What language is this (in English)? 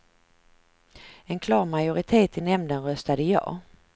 Swedish